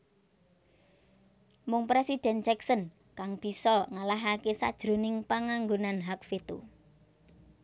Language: Javanese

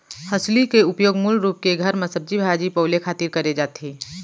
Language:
Chhattisgarhi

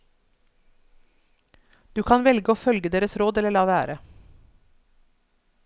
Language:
Norwegian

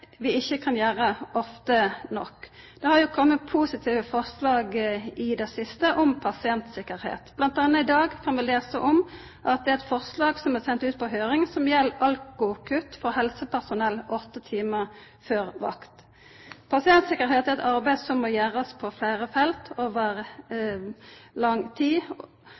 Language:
Norwegian Nynorsk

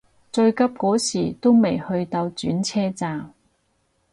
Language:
Cantonese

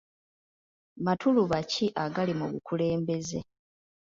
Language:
Ganda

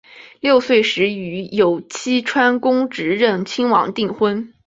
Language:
Chinese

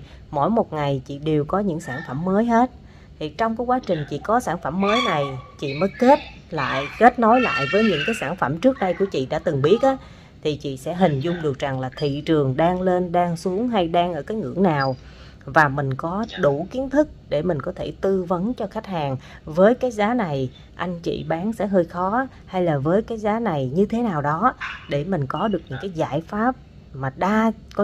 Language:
Vietnamese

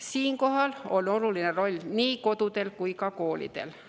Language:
Estonian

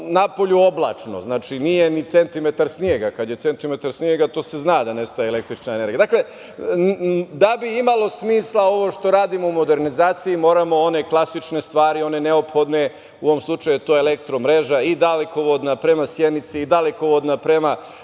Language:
Serbian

